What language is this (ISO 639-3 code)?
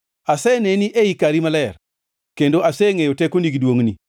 luo